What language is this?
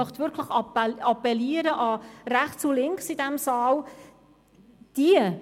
Swiss German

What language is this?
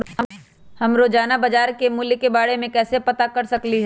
Magahi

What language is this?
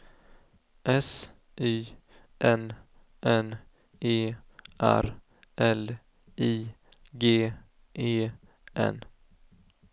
Swedish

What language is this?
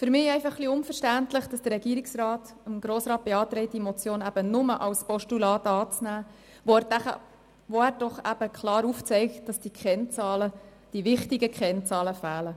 Swiss German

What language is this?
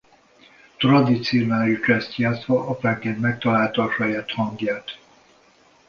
Hungarian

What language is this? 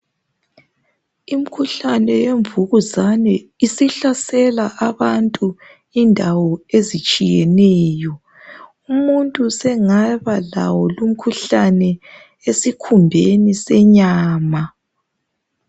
North Ndebele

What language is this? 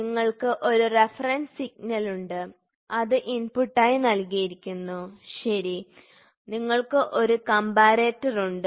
Malayalam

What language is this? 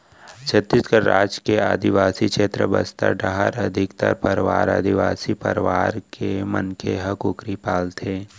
Chhattisgarhi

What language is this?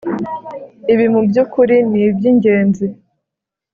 Kinyarwanda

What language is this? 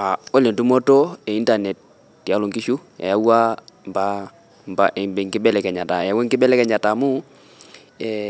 Masai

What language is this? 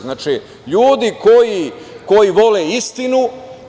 Serbian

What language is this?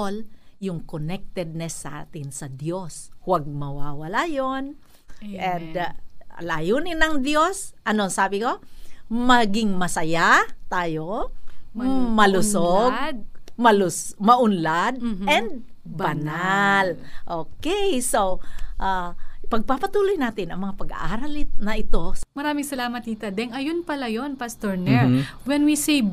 Filipino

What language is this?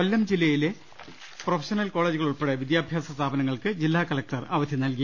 Malayalam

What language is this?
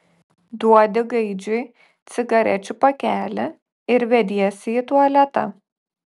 Lithuanian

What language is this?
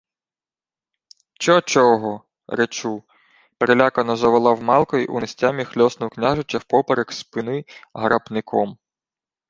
Ukrainian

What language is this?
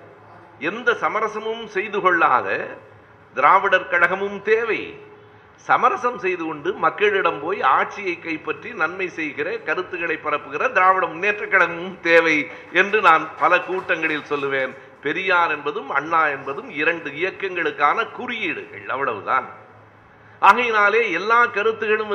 Tamil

